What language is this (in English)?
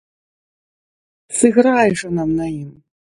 Belarusian